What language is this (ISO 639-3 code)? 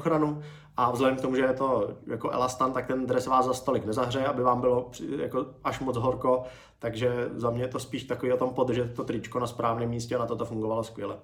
ces